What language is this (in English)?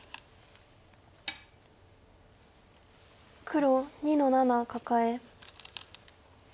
Japanese